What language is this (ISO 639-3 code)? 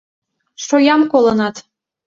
chm